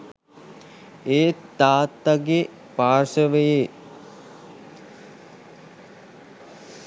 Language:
Sinhala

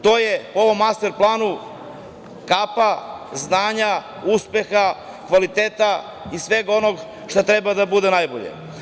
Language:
Serbian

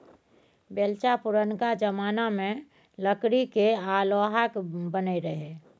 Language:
Maithili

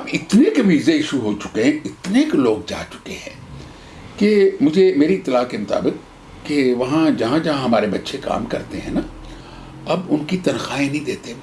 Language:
Urdu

